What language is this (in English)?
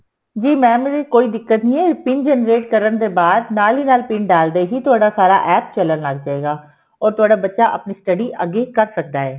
Punjabi